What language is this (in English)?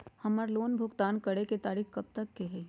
Magahi